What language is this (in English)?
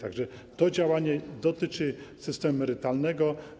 Polish